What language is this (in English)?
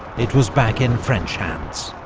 English